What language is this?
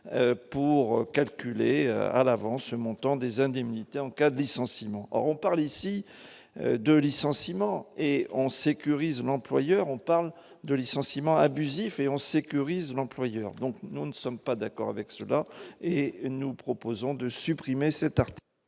French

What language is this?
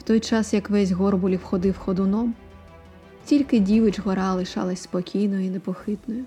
Ukrainian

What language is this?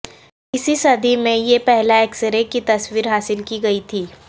Urdu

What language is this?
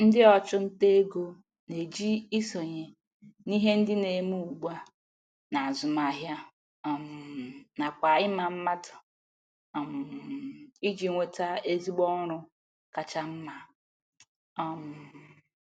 Igbo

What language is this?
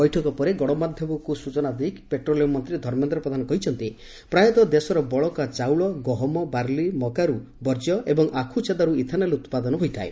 Odia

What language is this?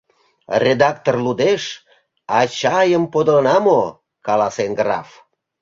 Mari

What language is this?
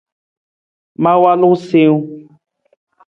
Nawdm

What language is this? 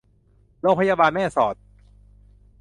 Thai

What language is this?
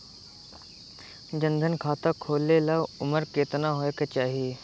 Bhojpuri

